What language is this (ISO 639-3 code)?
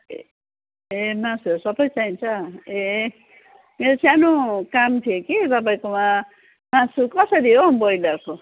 nep